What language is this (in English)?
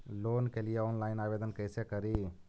Magahi